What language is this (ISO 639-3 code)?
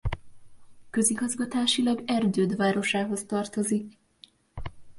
hun